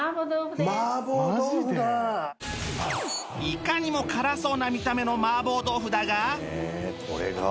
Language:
Japanese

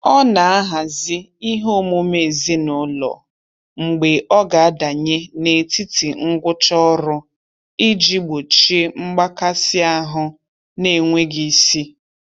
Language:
Igbo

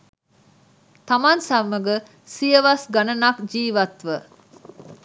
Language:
Sinhala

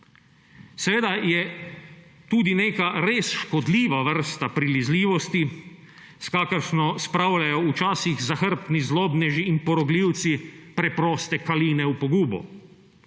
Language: Slovenian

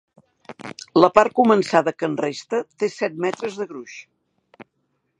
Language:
Catalan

